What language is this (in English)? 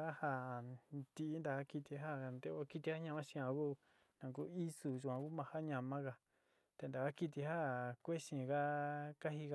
Sinicahua Mixtec